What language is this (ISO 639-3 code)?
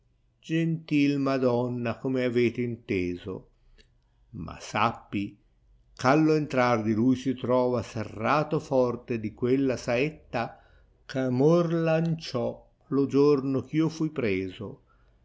ita